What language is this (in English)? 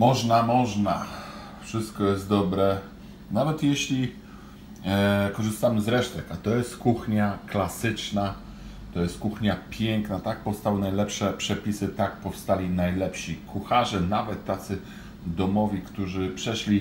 Polish